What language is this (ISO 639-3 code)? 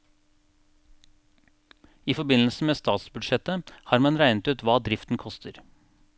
nor